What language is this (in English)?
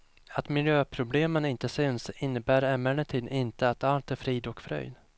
Swedish